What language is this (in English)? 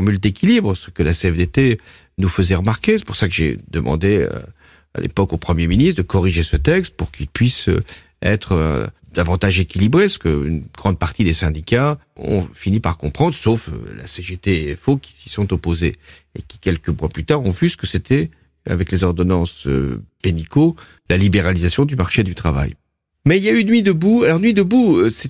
French